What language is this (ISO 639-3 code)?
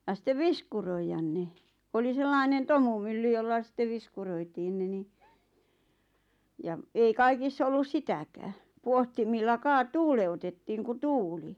fin